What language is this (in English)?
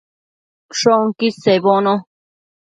Matsés